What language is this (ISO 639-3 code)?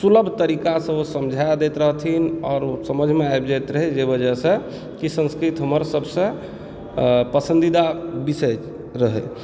mai